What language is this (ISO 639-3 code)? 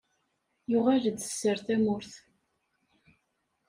kab